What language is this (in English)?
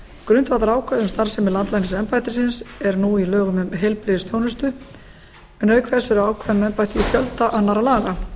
Icelandic